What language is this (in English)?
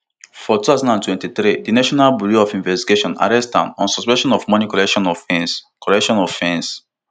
Nigerian Pidgin